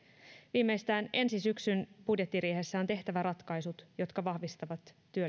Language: Finnish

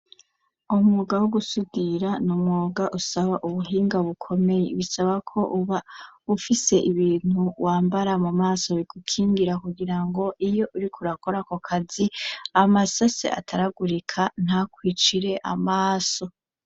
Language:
Rundi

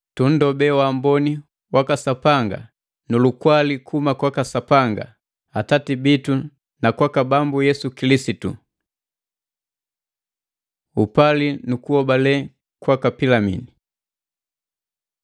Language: Matengo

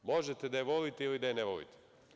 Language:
Serbian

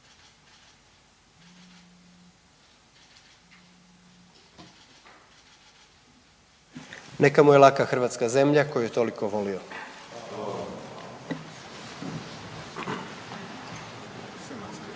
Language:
Croatian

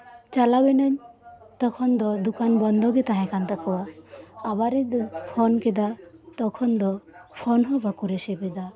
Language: Santali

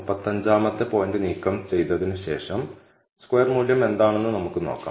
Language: Malayalam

